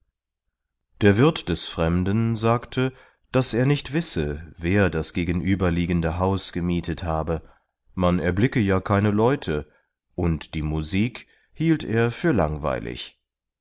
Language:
German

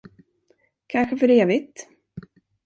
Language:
Swedish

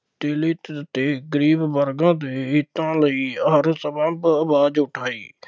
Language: Punjabi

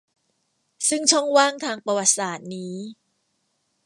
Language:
Thai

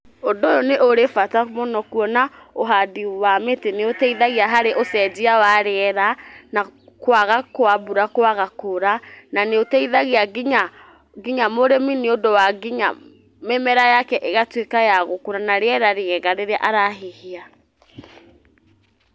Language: Kikuyu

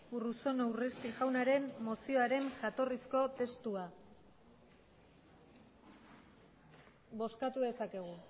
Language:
Basque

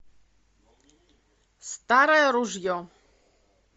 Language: Russian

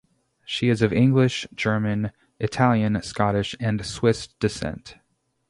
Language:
English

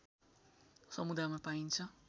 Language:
Nepali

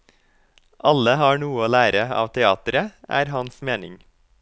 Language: Norwegian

